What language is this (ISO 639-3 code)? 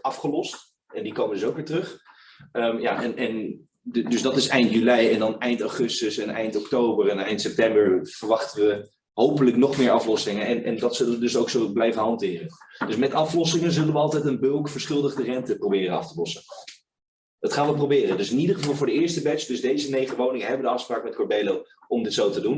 nld